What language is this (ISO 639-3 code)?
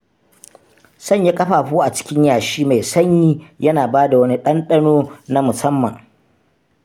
hau